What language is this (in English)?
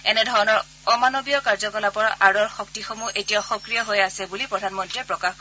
Assamese